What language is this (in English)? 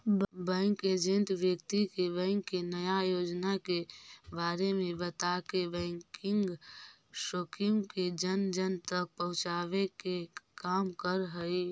Magahi